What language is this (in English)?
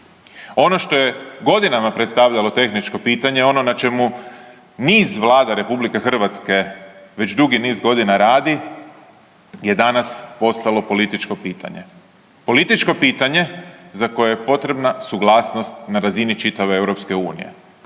Croatian